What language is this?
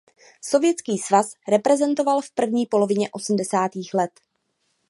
Czech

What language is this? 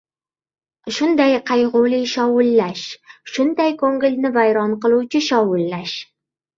Uzbek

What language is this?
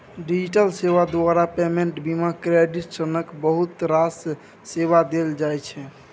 Maithili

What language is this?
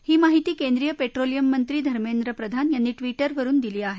Marathi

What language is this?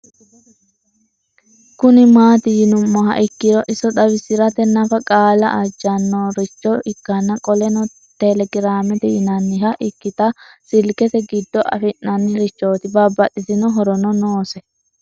Sidamo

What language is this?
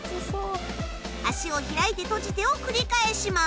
Japanese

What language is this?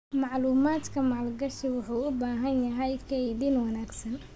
Somali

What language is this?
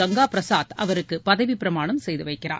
Tamil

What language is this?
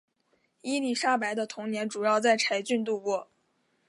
Chinese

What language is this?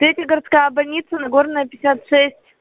Russian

